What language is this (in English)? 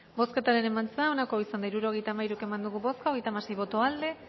Basque